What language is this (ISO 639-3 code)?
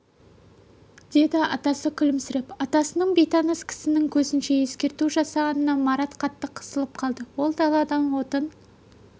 kaz